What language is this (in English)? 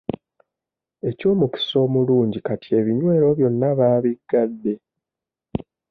Ganda